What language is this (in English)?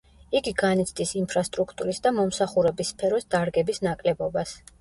Georgian